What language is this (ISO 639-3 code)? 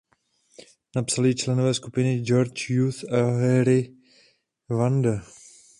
ces